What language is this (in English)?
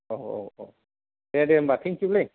Bodo